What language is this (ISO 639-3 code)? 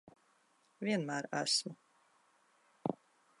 lav